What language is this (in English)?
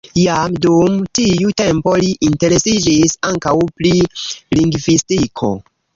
Esperanto